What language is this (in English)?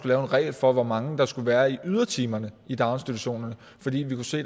Danish